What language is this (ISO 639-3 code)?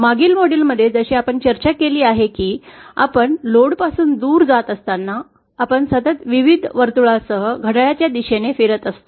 mar